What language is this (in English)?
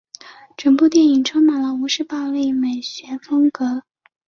Chinese